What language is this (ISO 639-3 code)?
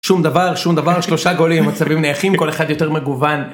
heb